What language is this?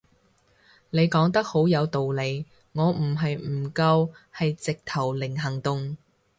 Cantonese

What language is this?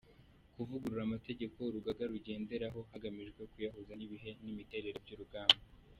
Kinyarwanda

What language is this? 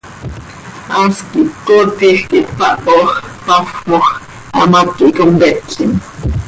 Seri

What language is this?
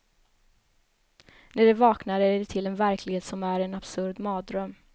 Swedish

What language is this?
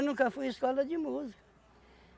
Portuguese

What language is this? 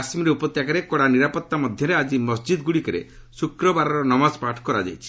Odia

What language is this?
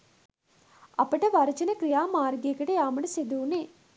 Sinhala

